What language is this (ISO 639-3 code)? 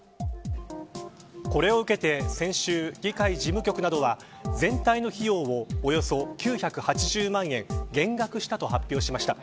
jpn